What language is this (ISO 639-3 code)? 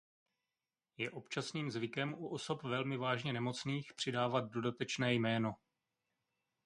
ces